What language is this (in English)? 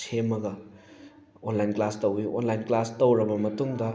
Manipuri